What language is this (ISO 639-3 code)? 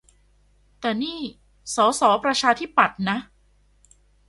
tha